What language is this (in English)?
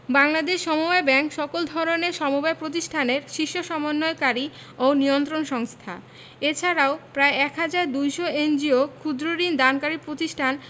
Bangla